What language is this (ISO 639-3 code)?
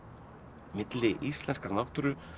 isl